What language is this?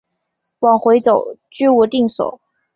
Chinese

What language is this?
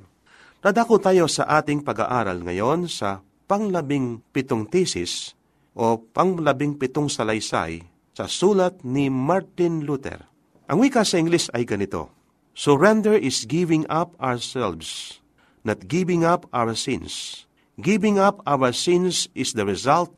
Filipino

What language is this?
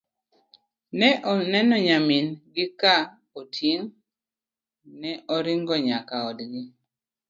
Luo (Kenya and Tanzania)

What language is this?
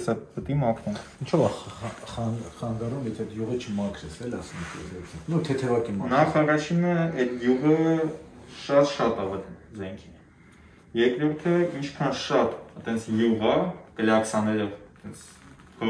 Romanian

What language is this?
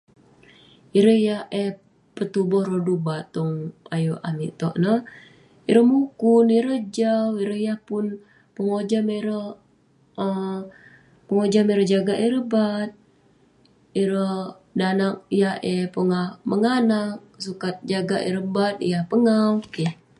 Western Penan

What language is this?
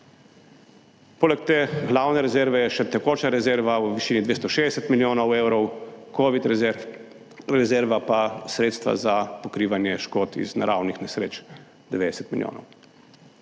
Slovenian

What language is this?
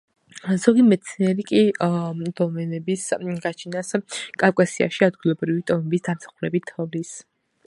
Georgian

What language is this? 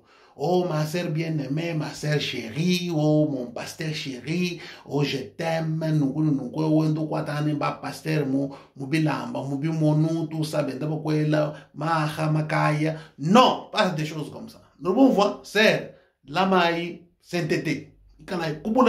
French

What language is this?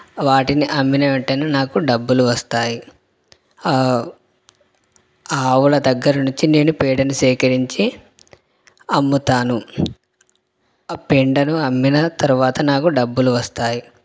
Telugu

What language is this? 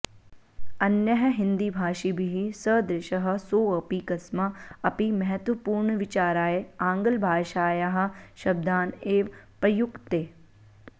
Sanskrit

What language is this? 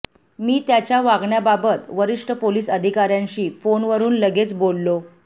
Marathi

